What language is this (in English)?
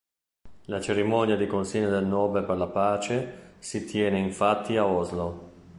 Italian